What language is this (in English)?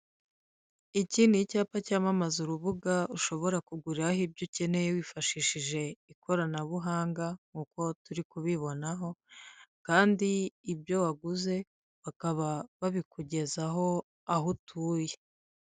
Kinyarwanda